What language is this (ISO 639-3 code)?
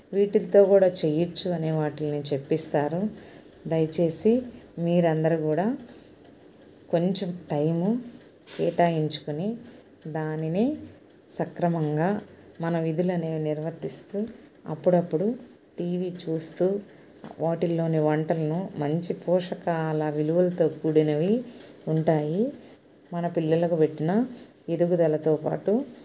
tel